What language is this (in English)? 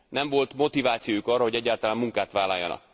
Hungarian